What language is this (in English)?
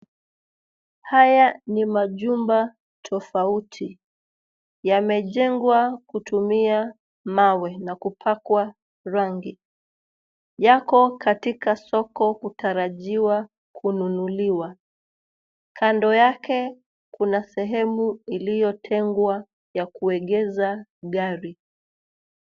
Swahili